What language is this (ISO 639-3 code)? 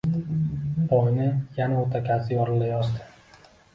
uzb